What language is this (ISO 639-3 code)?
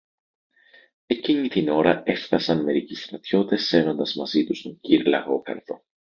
ell